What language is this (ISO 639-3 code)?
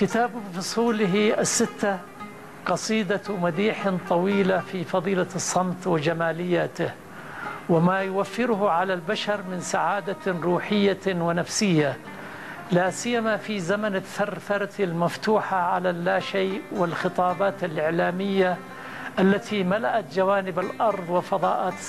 ara